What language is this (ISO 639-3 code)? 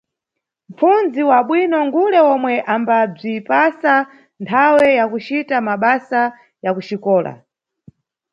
nyu